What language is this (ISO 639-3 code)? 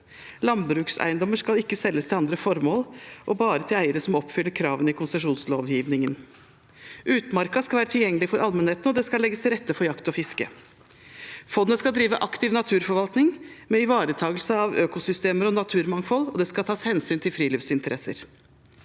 nor